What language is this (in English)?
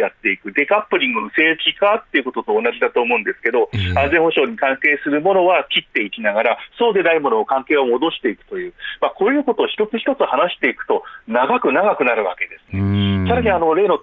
Japanese